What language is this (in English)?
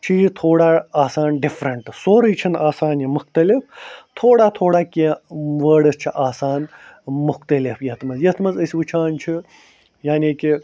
Kashmiri